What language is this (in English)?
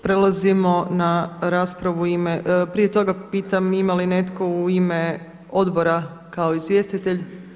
Croatian